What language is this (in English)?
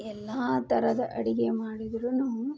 Kannada